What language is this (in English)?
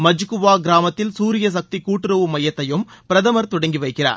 Tamil